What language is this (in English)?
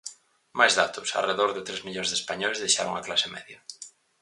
Galician